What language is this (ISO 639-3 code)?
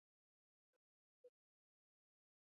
pus